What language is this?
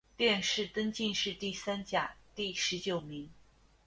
Chinese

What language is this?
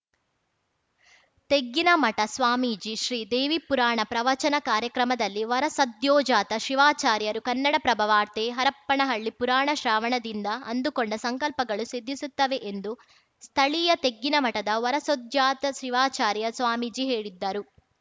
Kannada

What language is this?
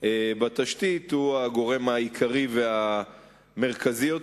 Hebrew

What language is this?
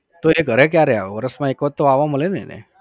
Gujarati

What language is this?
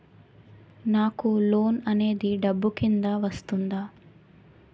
Telugu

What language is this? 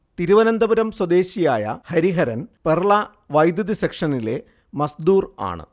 Malayalam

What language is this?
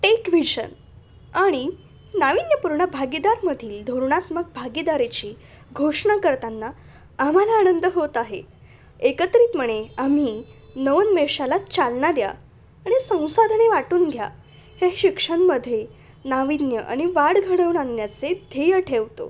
Marathi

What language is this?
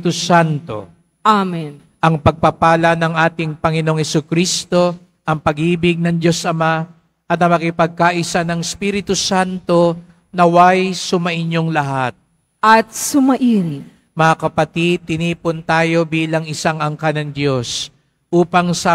Filipino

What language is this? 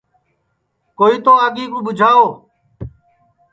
Sansi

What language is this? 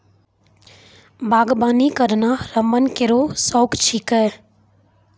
Maithili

